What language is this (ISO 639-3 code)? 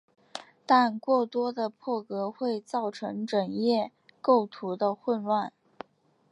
zho